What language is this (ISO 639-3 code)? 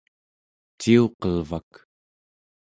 esu